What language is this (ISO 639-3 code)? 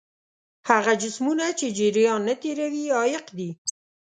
pus